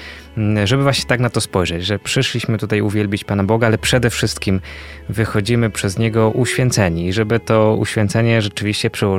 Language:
Polish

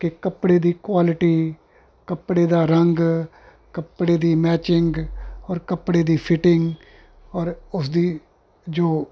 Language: Punjabi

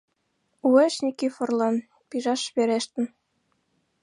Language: Mari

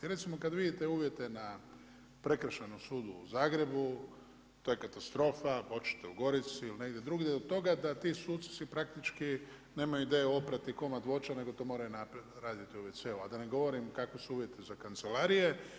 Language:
Croatian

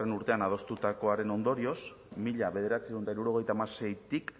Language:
Basque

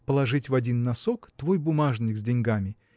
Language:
Russian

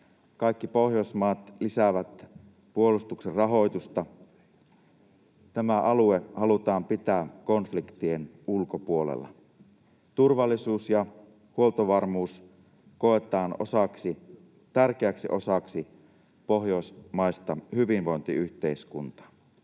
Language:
Finnish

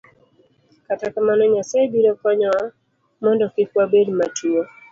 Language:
Luo (Kenya and Tanzania)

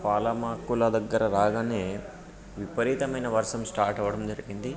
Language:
Telugu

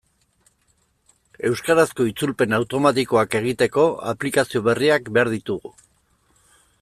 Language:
Basque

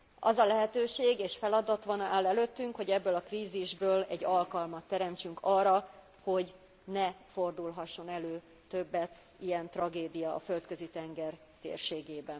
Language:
Hungarian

